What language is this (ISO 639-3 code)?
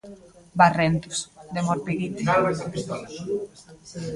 glg